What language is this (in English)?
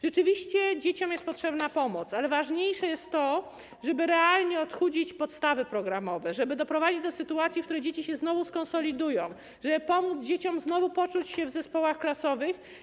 Polish